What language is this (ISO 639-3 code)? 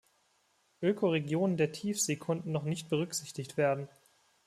deu